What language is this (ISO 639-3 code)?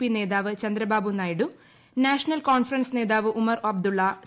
mal